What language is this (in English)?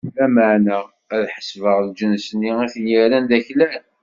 Kabyle